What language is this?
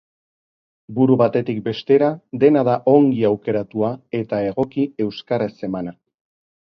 Basque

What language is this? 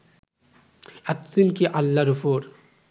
Bangla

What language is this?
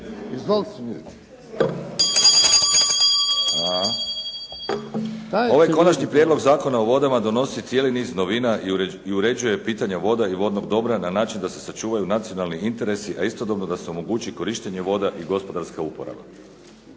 Croatian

